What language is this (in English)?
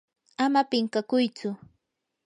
Yanahuanca Pasco Quechua